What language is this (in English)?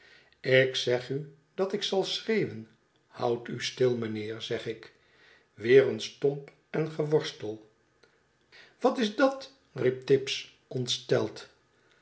Dutch